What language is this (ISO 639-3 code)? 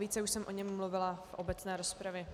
ces